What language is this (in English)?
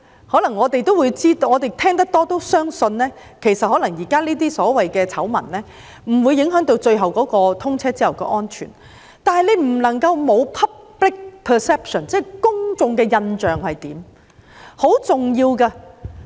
Cantonese